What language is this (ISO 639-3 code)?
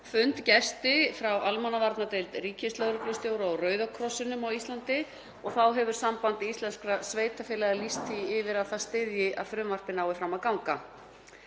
isl